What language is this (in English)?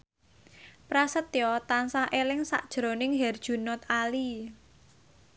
Javanese